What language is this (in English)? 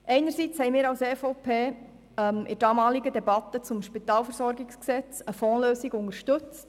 Swiss German